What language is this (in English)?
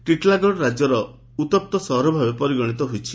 Odia